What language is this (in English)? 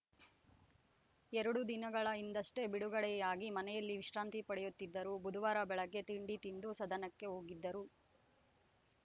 Kannada